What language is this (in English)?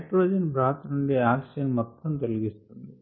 Telugu